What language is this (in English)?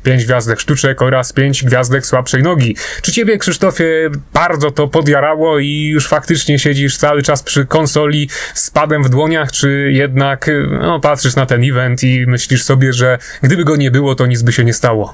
Polish